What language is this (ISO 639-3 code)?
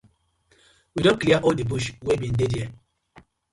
pcm